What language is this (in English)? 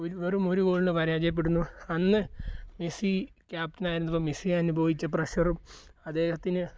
Malayalam